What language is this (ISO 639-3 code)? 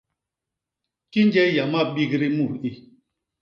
bas